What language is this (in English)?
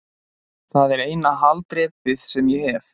Icelandic